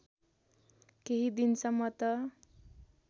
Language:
Nepali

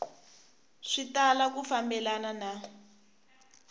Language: Tsonga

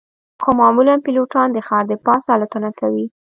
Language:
Pashto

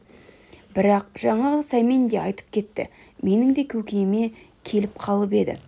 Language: Kazakh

